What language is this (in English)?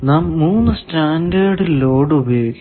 Malayalam